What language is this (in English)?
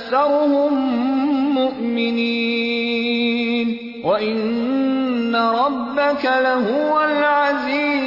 Urdu